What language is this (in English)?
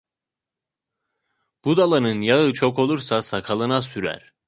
Turkish